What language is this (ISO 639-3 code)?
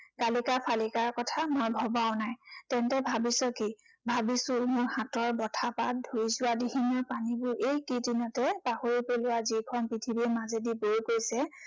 asm